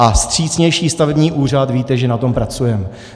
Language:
Czech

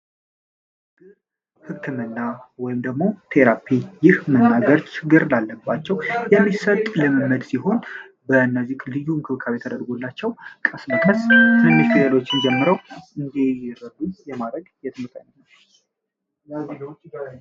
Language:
Amharic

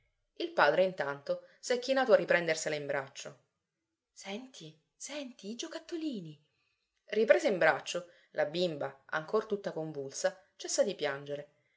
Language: Italian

